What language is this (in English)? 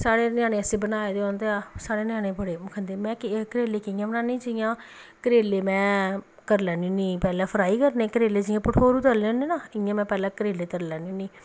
Dogri